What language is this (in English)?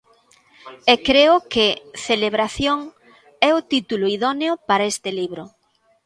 Galician